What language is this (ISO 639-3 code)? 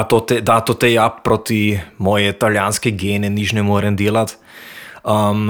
hrv